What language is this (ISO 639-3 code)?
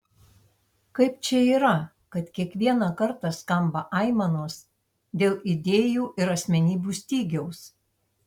lit